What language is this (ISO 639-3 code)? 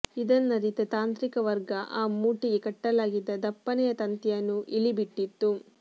kan